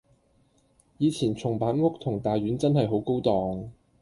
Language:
Cantonese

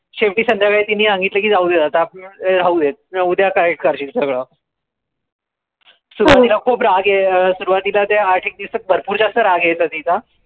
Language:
Marathi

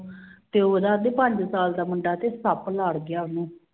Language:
Punjabi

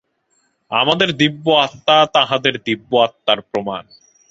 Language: Bangla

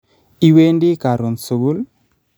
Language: Kalenjin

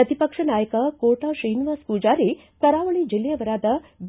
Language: Kannada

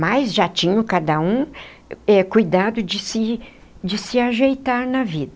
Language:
Portuguese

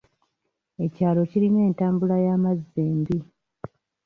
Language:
Ganda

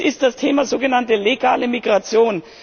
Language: German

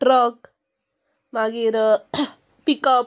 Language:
Konkani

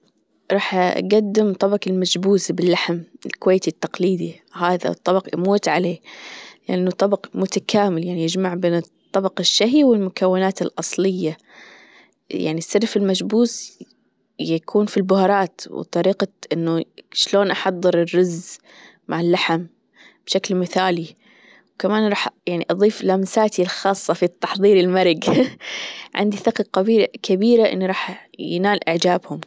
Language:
Gulf Arabic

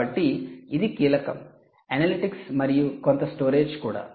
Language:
Telugu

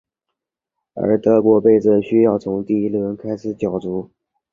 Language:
Chinese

